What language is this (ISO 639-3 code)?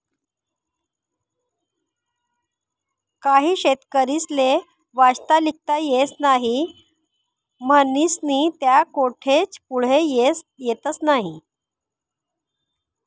mar